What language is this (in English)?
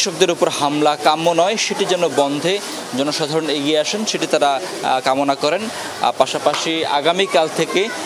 Bangla